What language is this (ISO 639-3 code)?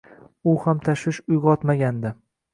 uzb